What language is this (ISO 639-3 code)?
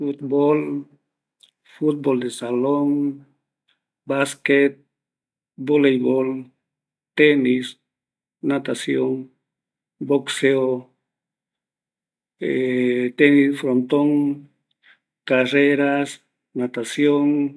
gui